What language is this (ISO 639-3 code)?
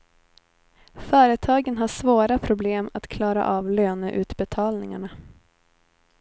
swe